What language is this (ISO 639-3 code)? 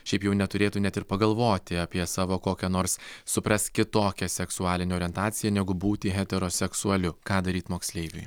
lit